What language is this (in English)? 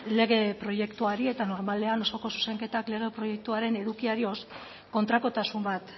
Basque